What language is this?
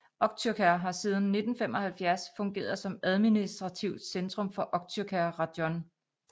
Danish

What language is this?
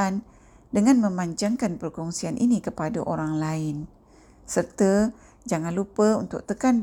Malay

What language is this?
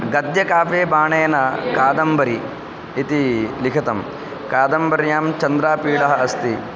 Sanskrit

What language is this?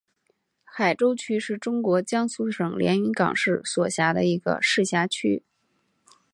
Chinese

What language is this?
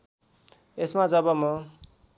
Nepali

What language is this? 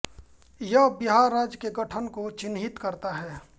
Hindi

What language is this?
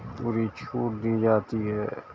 Urdu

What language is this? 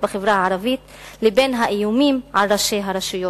Hebrew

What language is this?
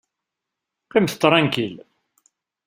Kabyle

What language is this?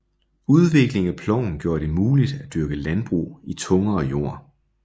Danish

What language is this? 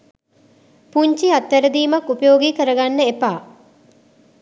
Sinhala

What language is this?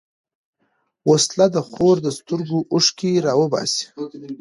Pashto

